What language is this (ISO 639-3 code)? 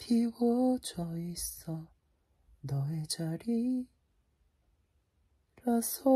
kor